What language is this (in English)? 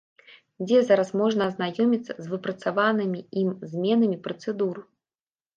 Belarusian